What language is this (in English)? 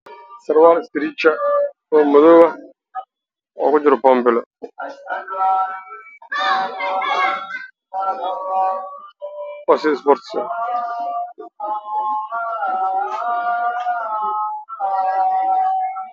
Somali